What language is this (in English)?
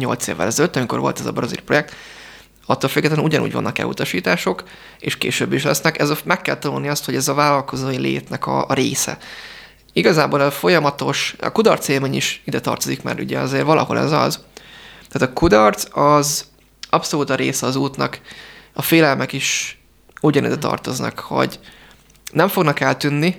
Hungarian